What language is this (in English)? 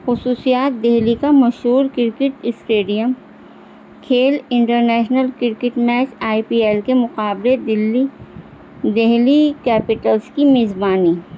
Urdu